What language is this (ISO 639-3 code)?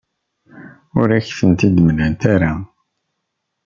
kab